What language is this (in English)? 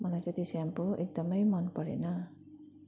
Nepali